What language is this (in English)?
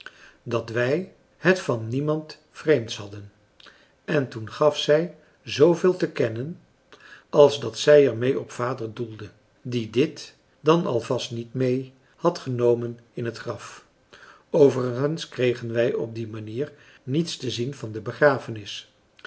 Dutch